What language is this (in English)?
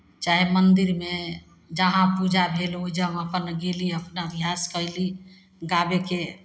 Maithili